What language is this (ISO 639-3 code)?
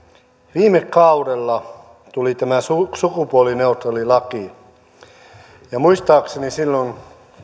fin